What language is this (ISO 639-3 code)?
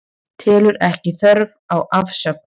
isl